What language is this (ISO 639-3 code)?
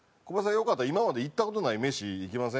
jpn